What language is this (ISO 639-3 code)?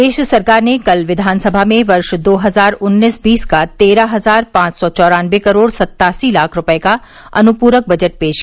hin